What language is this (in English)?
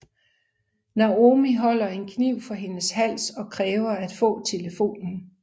Danish